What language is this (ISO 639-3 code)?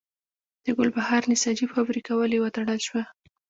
pus